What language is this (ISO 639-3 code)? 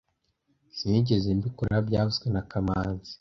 kin